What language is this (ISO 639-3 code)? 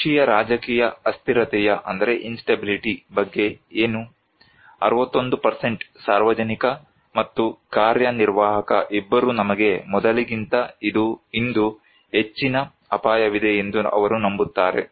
kan